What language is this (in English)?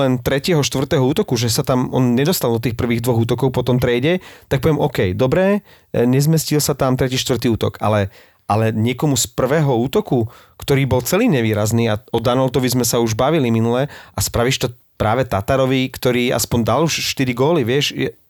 Slovak